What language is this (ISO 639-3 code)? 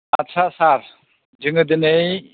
brx